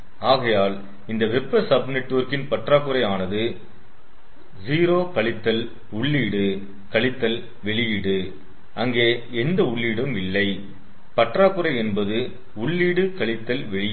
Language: Tamil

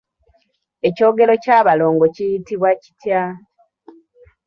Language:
Ganda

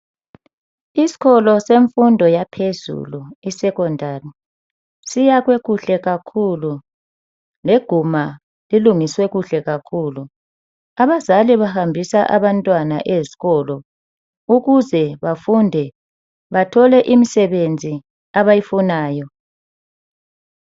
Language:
North Ndebele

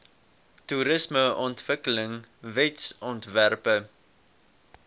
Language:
Afrikaans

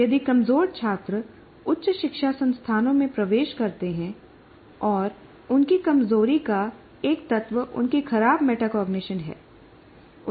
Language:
Hindi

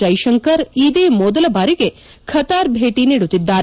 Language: Kannada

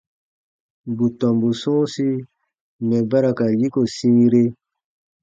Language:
Baatonum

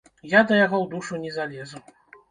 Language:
Belarusian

